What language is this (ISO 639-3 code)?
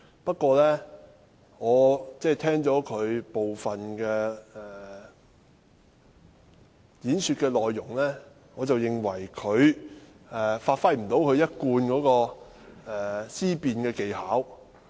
yue